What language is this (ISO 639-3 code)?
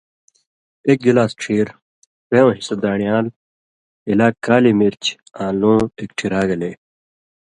mvy